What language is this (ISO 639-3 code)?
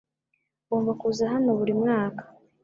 kin